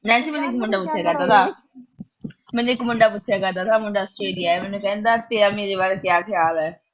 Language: Punjabi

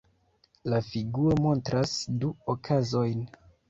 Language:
Esperanto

